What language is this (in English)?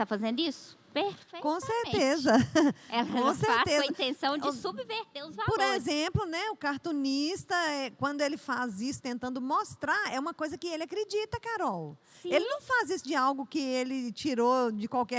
Portuguese